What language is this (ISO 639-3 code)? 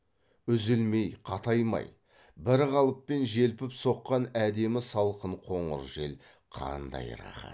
kaz